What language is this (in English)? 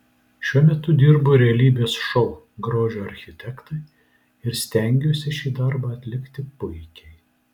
Lithuanian